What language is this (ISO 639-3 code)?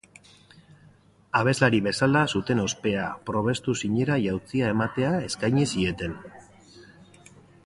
eus